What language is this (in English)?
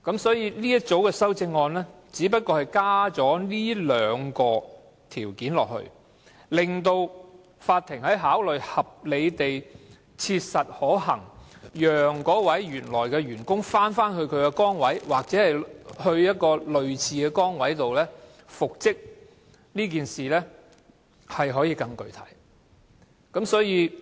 Cantonese